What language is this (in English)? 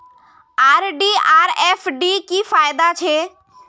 Magahi